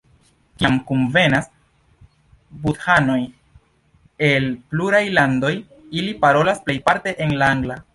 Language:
Esperanto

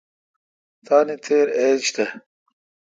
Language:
Kalkoti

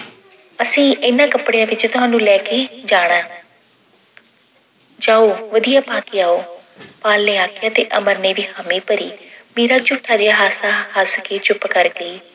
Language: Punjabi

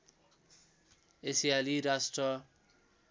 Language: Nepali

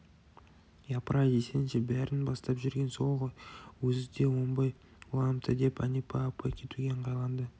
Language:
Kazakh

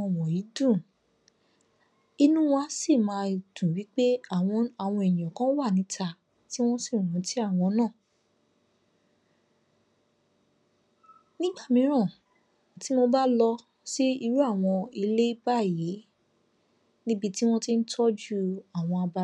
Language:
Yoruba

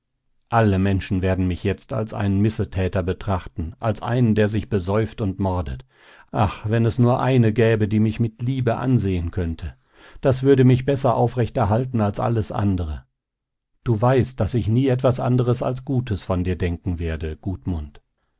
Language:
German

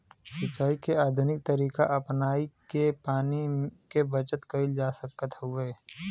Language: Bhojpuri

